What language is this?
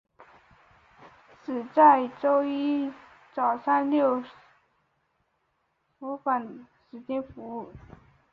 Chinese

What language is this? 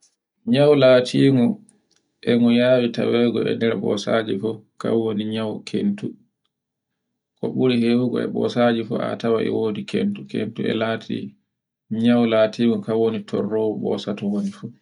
Borgu Fulfulde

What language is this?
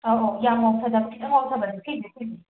Manipuri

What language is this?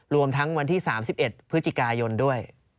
Thai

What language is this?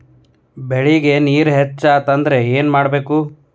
Kannada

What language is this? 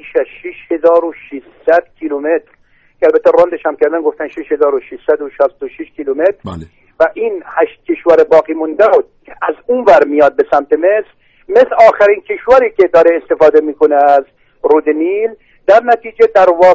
Persian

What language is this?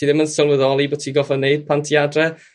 Welsh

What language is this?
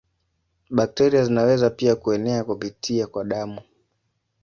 Swahili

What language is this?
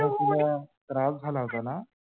Marathi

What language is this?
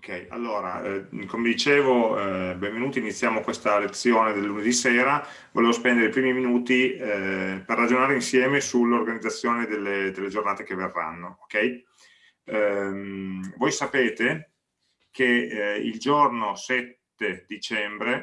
Italian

